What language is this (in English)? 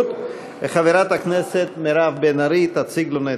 Hebrew